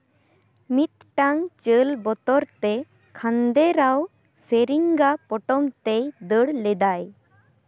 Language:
Santali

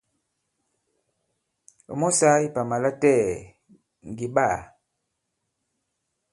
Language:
Bankon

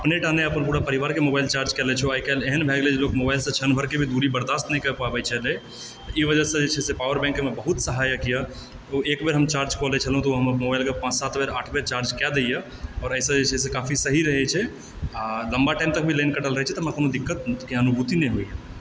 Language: Maithili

